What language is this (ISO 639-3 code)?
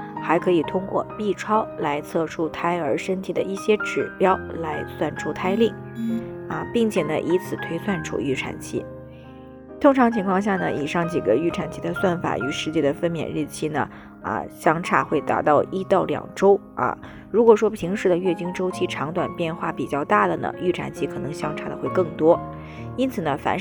zho